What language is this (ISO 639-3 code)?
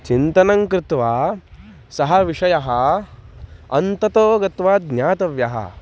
san